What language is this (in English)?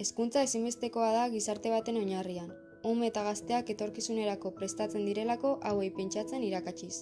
Basque